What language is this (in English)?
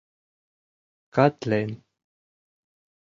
Mari